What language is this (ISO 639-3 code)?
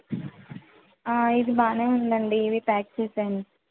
tel